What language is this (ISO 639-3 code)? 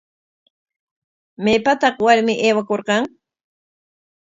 qwa